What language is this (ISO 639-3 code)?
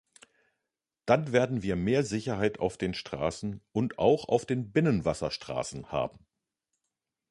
deu